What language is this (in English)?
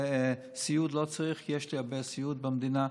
Hebrew